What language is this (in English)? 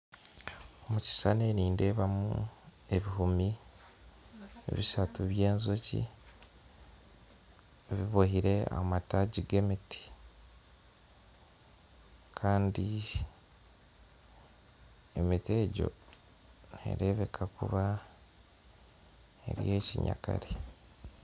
Nyankole